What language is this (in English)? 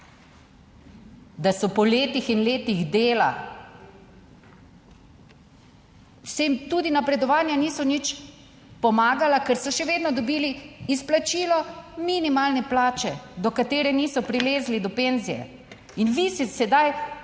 Slovenian